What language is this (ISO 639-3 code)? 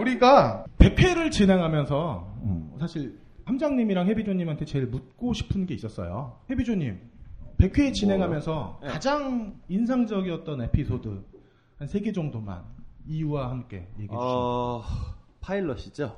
kor